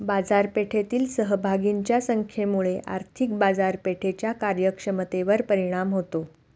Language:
Marathi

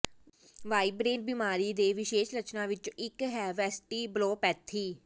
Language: Punjabi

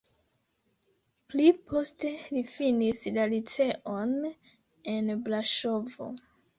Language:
Esperanto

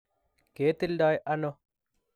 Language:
Kalenjin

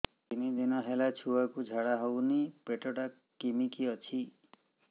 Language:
Odia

